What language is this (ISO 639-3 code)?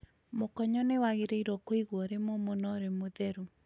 kik